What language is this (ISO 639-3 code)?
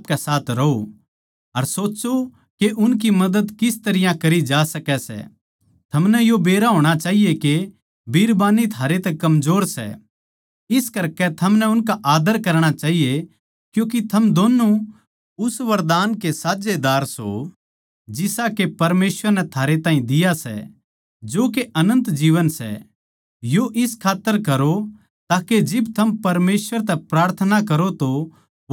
bgc